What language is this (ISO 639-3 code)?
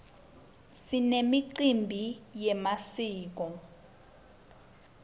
ssw